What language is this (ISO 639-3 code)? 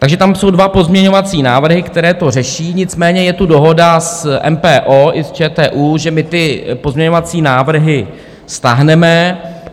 ces